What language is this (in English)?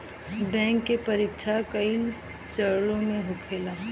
Bhojpuri